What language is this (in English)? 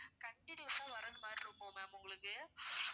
Tamil